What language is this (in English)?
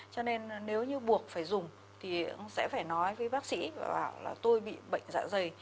Vietnamese